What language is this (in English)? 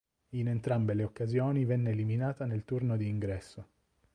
Italian